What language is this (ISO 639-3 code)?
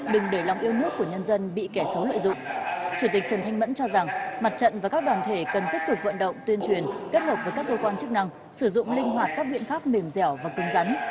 vie